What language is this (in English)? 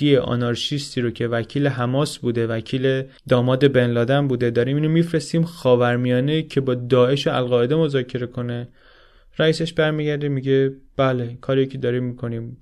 Persian